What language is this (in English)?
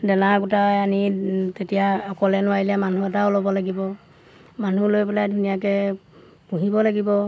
Assamese